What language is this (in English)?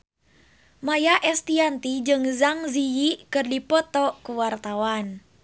Sundanese